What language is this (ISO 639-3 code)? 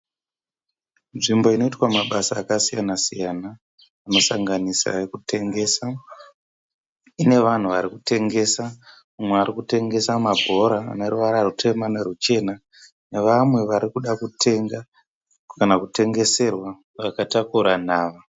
sna